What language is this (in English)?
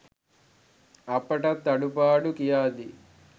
Sinhala